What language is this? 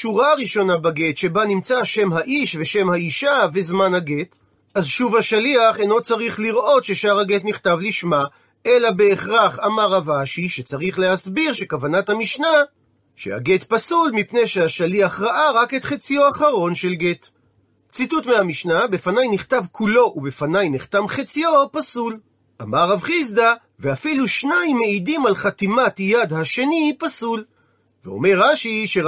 Hebrew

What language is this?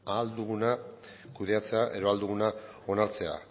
Basque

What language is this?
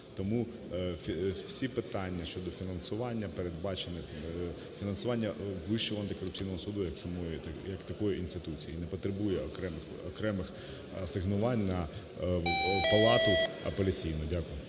Ukrainian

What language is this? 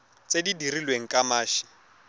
Tswana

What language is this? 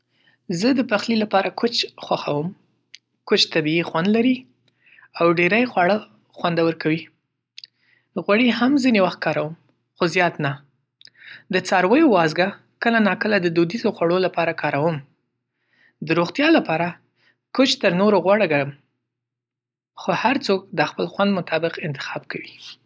Pashto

